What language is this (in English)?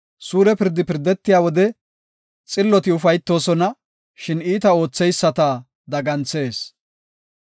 Gofa